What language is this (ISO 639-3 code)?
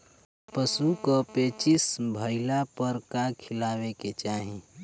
bho